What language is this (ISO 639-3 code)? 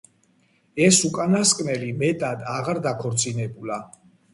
kat